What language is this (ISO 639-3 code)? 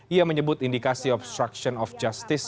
ind